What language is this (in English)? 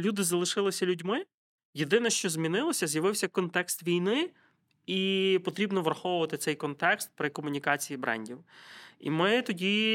Ukrainian